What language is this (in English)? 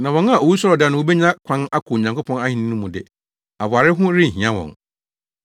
Akan